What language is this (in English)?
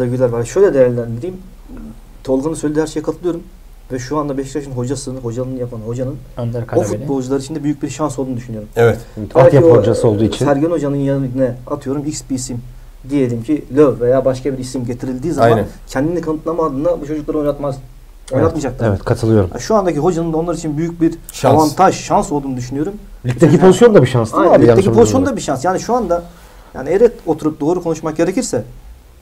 Turkish